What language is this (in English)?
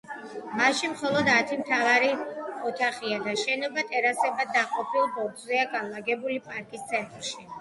Georgian